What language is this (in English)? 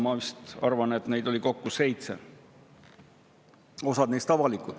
Estonian